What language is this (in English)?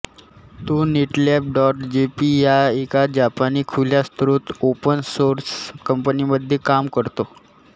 Marathi